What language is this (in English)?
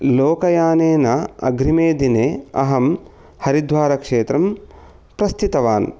Sanskrit